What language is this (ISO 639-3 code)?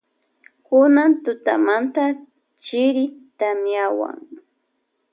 qvj